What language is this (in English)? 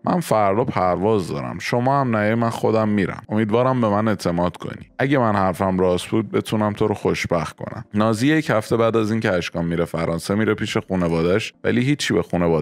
Persian